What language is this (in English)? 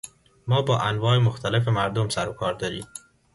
Persian